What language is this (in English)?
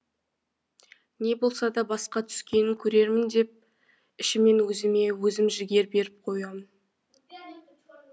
Kazakh